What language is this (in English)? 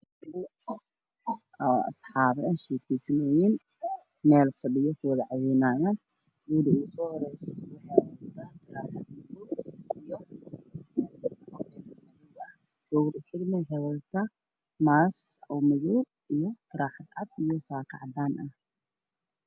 Somali